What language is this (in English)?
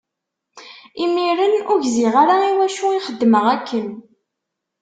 Kabyle